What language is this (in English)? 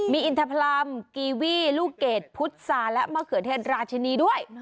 Thai